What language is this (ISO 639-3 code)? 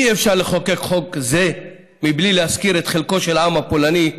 heb